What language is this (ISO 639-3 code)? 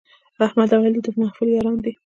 pus